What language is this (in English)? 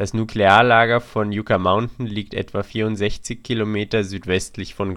German